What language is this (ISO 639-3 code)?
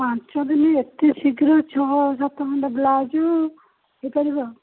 ori